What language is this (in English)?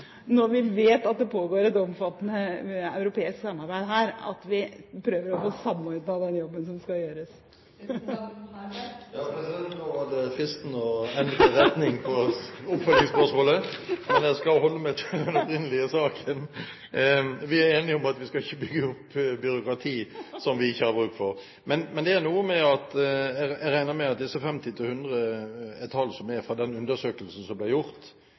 Norwegian Bokmål